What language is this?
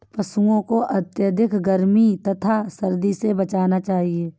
Hindi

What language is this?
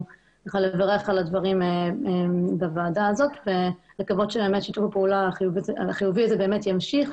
Hebrew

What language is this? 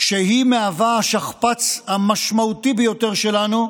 Hebrew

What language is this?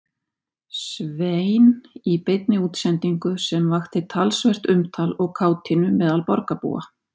Icelandic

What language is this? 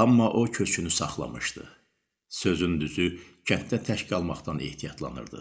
Turkish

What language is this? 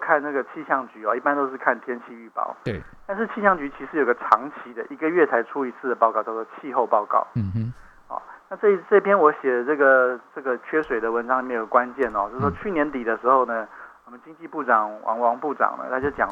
Chinese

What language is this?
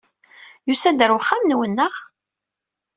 Kabyle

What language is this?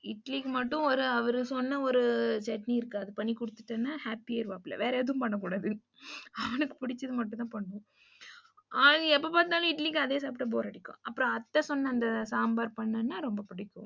Tamil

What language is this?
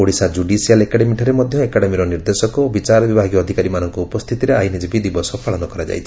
Odia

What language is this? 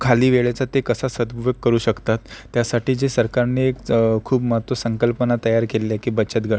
Marathi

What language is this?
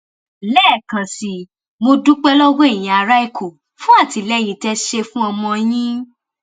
Yoruba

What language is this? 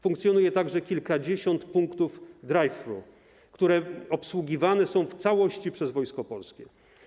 Polish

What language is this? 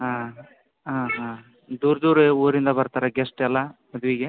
Kannada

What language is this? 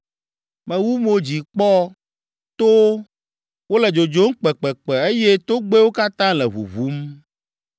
Ewe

